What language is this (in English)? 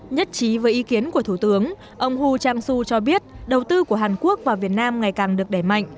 Vietnamese